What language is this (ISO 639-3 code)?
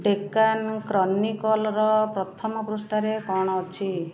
ori